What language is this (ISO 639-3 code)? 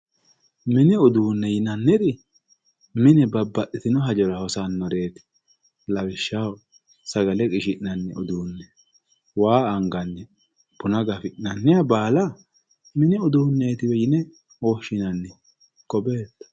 sid